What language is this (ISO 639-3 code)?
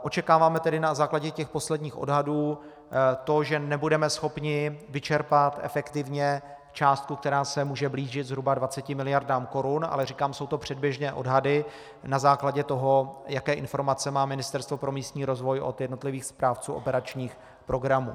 ces